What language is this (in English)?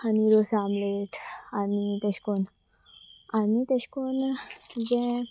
Konkani